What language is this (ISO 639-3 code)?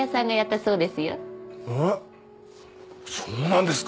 jpn